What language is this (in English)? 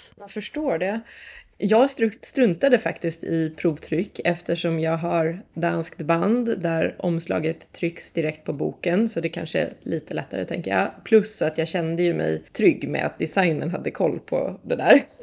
Swedish